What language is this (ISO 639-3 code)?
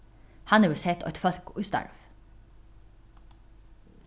fao